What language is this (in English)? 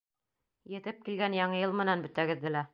Bashkir